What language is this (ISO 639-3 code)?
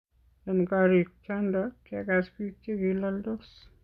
kln